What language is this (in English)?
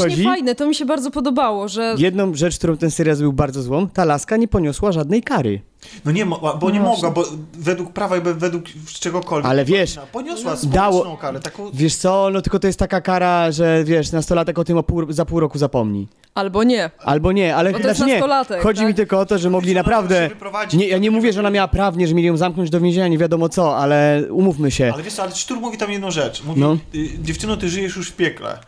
Polish